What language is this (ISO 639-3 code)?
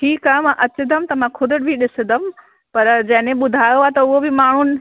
snd